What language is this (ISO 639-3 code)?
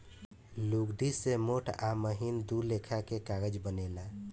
bho